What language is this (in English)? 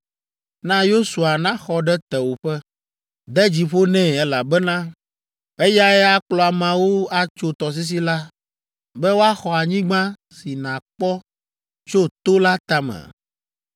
Ewe